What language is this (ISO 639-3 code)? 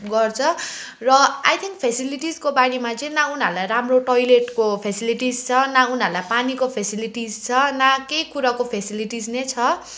nep